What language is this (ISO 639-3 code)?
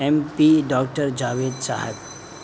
urd